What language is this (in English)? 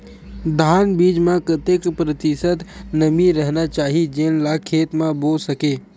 Chhattisgarhi